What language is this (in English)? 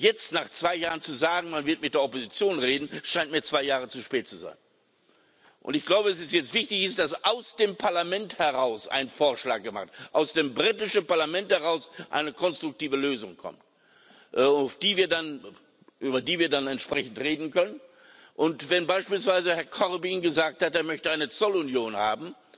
German